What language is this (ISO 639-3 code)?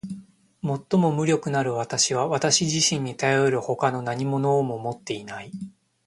jpn